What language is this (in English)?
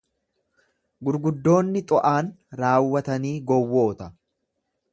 Oromo